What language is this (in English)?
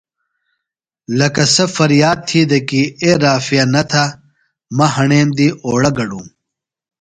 Phalura